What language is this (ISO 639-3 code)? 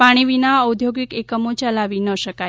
guj